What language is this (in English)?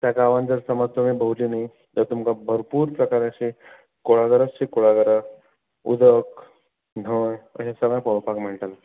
Konkani